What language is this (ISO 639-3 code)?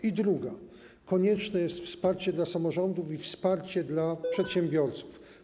pol